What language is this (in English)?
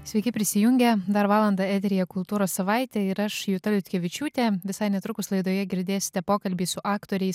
Lithuanian